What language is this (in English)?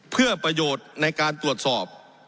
Thai